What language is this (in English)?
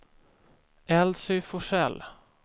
Swedish